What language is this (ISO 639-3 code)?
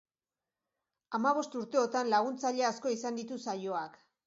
eus